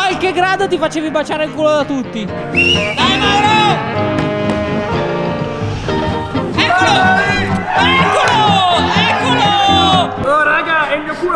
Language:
Italian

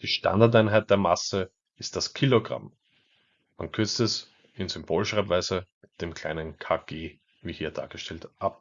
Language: German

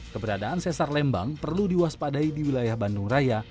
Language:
Indonesian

